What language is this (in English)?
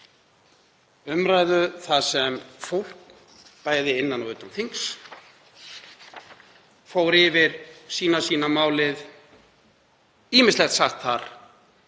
Icelandic